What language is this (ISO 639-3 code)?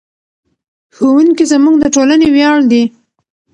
pus